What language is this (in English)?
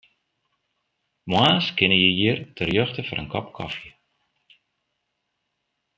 Western Frisian